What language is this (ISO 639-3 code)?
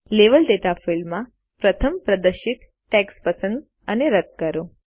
guj